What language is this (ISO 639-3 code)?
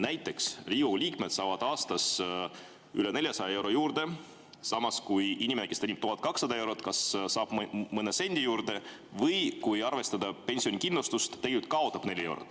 est